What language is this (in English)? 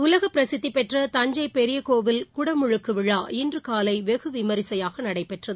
Tamil